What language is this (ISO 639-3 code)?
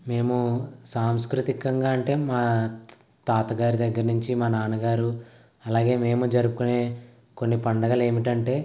tel